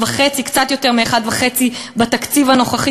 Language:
Hebrew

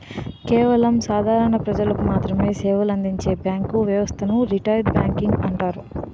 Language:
Telugu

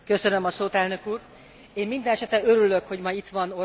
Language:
Hungarian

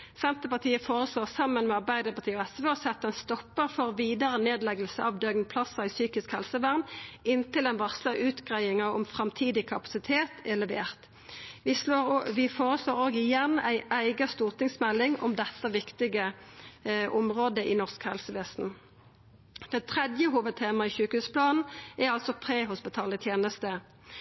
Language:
Norwegian Nynorsk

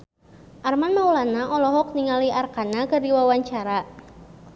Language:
Sundanese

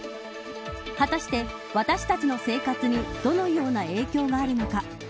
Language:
Japanese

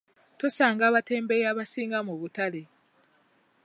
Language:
Ganda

